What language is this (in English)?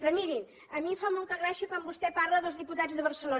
Catalan